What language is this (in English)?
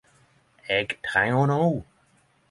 Norwegian Nynorsk